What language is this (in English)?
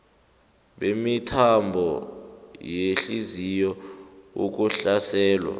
South Ndebele